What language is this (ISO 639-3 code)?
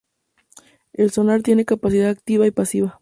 spa